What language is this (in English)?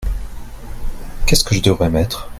French